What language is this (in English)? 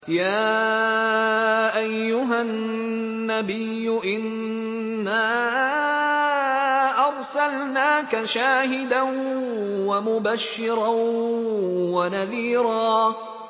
Arabic